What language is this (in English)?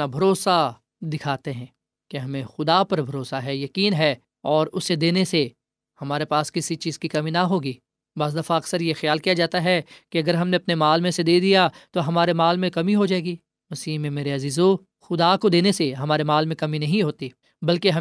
Urdu